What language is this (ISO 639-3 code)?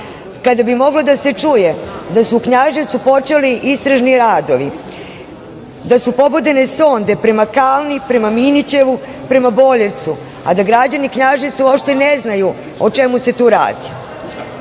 srp